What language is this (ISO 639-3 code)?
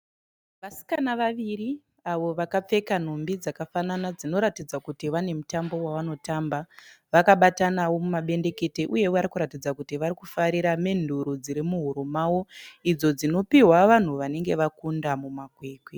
sna